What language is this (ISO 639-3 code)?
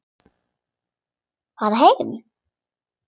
isl